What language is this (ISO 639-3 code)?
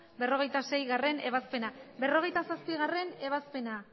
eus